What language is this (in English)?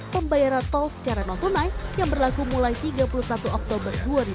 Indonesian